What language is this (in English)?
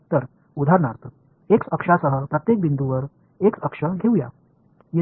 Marathi